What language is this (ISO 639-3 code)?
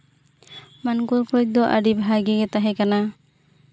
sat